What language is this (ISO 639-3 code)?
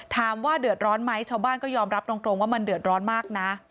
tha